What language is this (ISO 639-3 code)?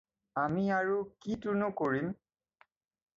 asm